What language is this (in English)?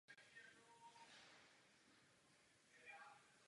Czech